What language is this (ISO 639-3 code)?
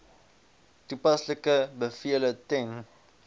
afr